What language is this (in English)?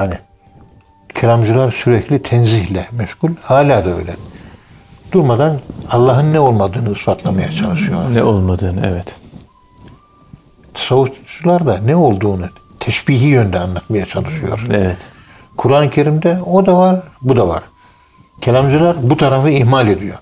Turkish